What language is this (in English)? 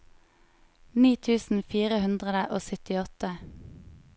Norwegian